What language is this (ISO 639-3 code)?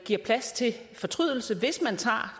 dan